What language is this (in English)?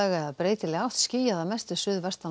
Icelandic